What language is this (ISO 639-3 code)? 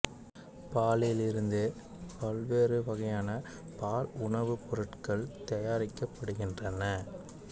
tam